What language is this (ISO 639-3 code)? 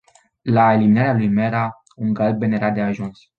ron